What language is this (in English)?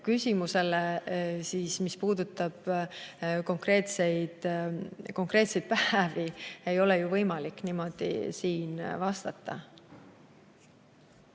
Estonian